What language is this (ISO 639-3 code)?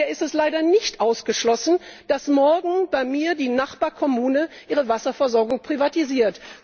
deu